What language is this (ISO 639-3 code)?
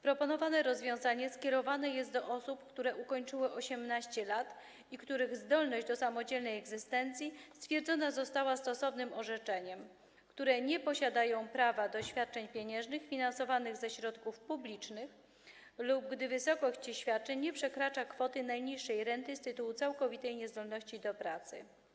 pol